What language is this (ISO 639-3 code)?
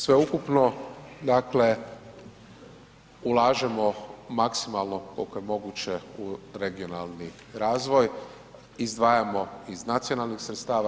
hrv